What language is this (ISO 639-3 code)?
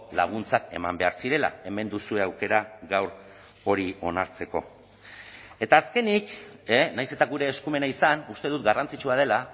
eus